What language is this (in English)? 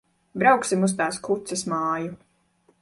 Latvian